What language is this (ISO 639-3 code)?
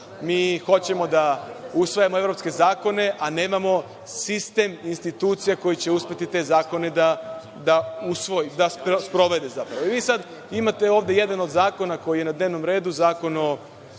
srp